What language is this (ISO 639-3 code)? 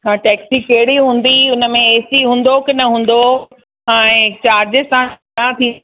snd